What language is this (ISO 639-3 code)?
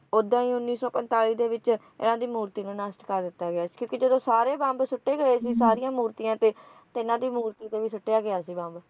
pan